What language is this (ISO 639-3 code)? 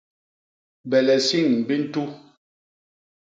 bas